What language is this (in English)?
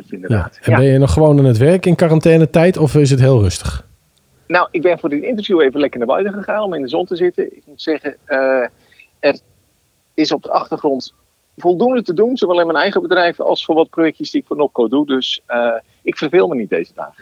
Dutch